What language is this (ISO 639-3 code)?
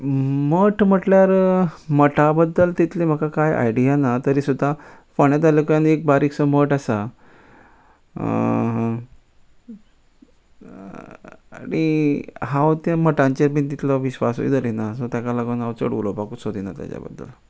kok